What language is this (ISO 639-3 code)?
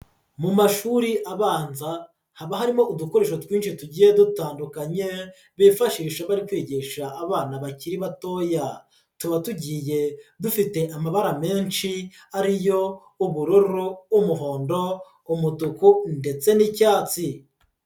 kin